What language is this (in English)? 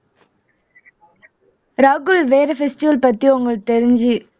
Tamil